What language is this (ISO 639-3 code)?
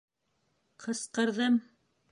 bak